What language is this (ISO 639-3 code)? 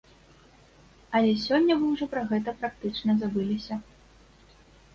bel